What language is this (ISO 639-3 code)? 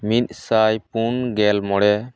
sat